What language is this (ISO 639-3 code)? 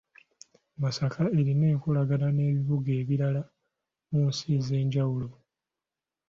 lug